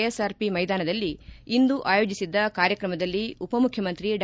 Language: Kannada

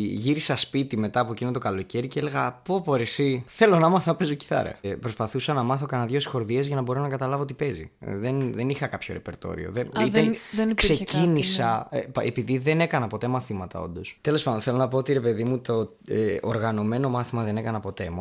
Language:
Greek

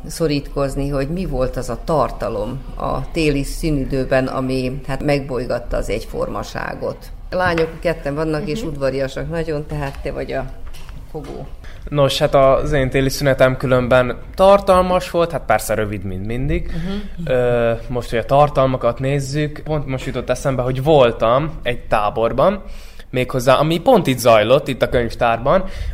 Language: Hungarian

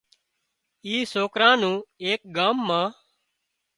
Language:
Wadiyara Koli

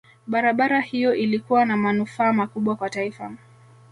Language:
Swahili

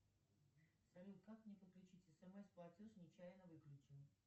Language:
Russian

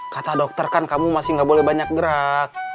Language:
Indonesian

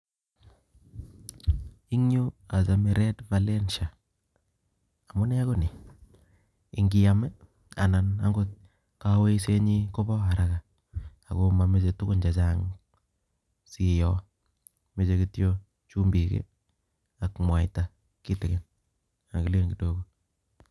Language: Kalenjin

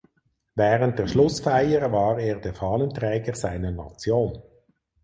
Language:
German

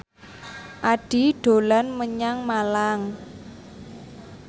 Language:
Javanese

